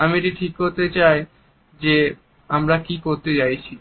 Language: Bangla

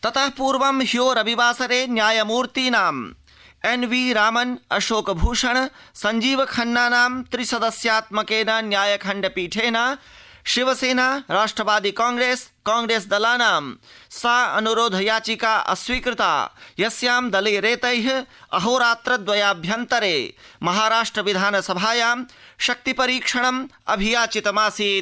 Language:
Sanskrit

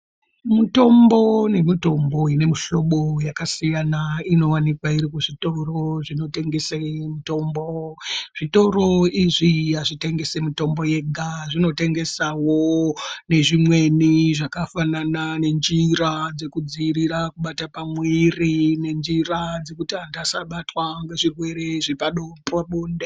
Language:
Ndau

